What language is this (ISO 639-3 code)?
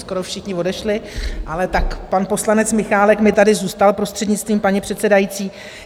ces